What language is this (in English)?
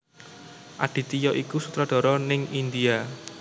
Javanese